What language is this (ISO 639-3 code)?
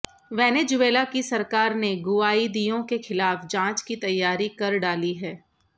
hin